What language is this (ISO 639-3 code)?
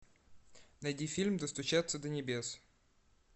rus